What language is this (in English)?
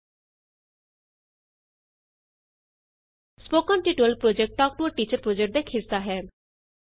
Punjabi